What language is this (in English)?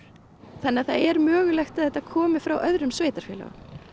Icelandic